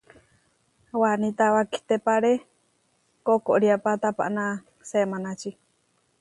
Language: Huarijio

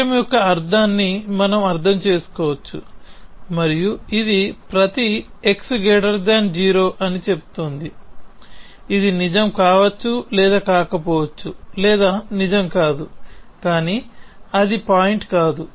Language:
Telugu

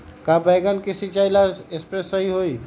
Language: Magahi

